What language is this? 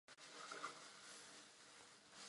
Czech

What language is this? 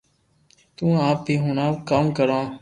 Loarki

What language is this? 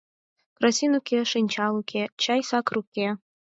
Mari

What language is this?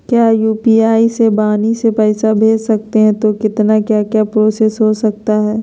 Magahi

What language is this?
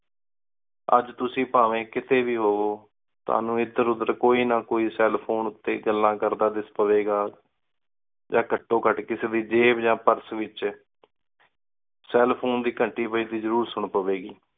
Punjabi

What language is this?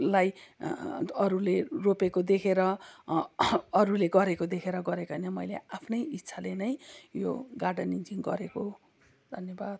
Nepali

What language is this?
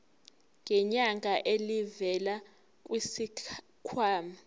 Zulu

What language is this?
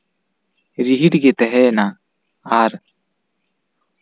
Santali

